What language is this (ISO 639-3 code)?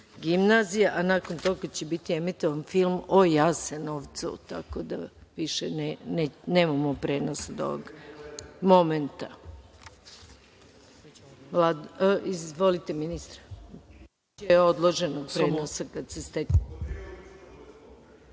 srp